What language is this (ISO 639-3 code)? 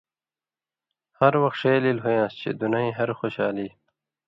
mvy